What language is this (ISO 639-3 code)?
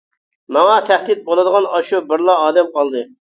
uig